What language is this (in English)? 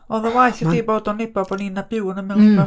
Welsh